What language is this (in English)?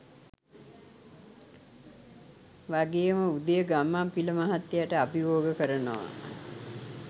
Sinhala